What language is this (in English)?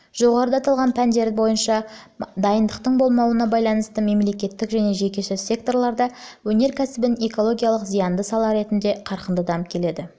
Kazakh